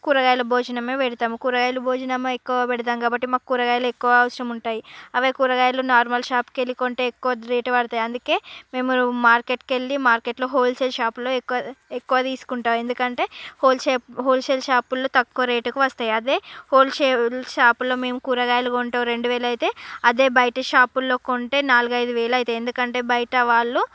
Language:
Telugu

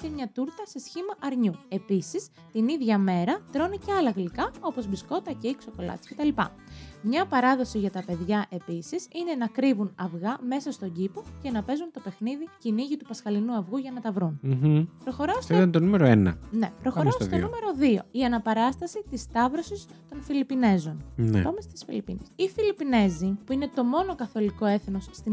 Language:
Greek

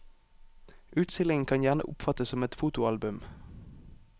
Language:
Norwegian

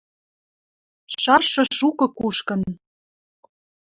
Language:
Western Mari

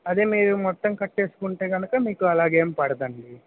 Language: Telugu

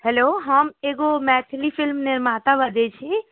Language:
Maithili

